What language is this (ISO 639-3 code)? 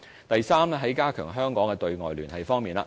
yue